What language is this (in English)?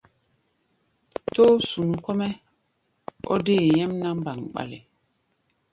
Gbaya